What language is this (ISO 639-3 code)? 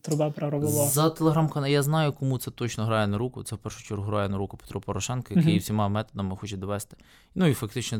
ukr